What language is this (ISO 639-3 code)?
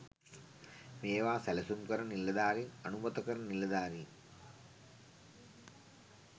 sin